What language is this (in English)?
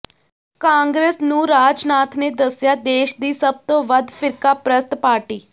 Punjabi